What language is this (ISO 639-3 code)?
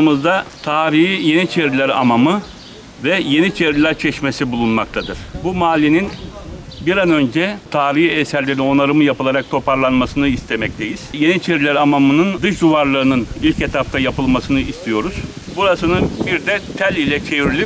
tur